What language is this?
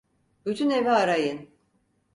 Turkish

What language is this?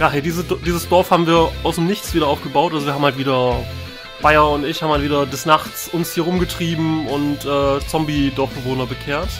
German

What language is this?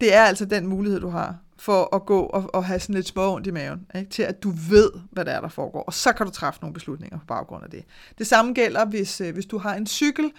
Danish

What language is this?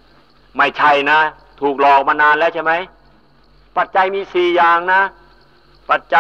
Thai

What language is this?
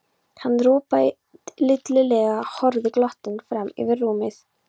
Icelandic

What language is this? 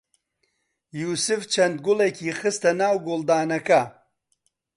Central Kurdish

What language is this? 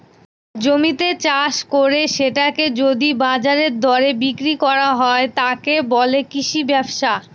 Bangla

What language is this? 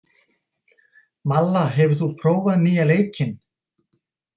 Icelandic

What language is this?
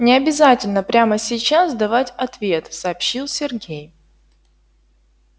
Russian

